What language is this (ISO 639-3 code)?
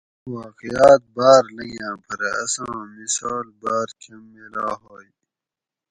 gwc